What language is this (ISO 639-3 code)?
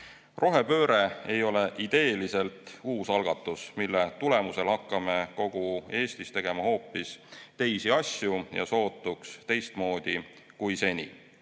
est